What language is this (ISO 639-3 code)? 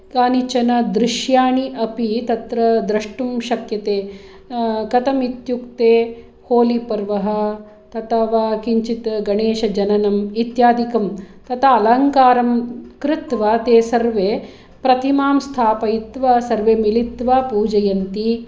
san